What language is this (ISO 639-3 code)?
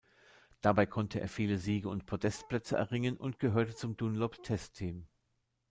deu